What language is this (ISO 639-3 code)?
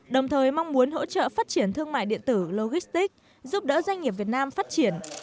vie